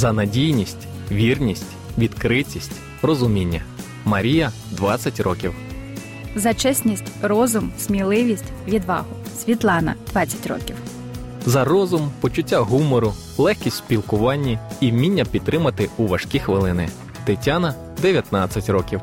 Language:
Ukrainian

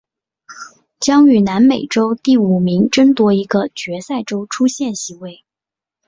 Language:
Chinese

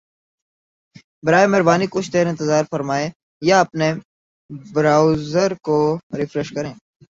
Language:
Urdu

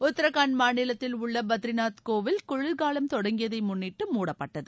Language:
Tamil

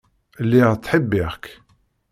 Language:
Kabyle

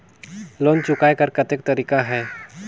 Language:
Chhattisgarhi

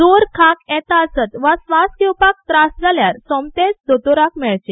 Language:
Konkani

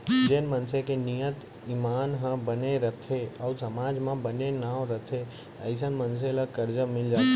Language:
Chhattisgarhi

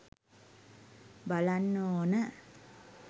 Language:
Sinhala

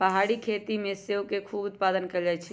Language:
Magahi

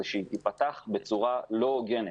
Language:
Hebrew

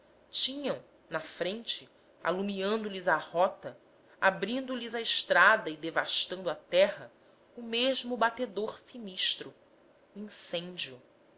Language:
Portuguese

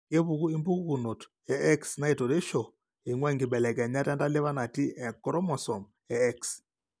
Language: Masai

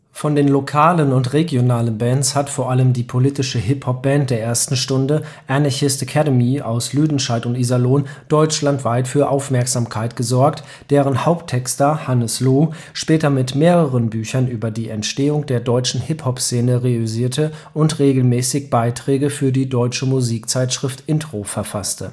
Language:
German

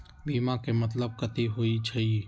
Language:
Magahi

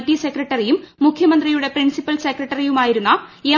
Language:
Malayalam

